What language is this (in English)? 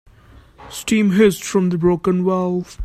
English